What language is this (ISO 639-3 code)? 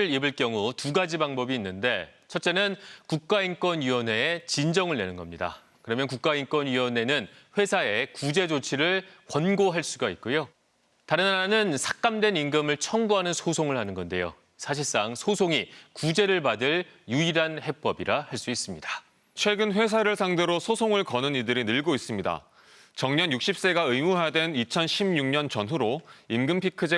kor